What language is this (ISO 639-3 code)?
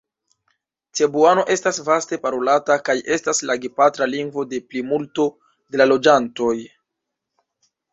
epo